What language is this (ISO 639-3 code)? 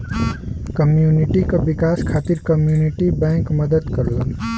bho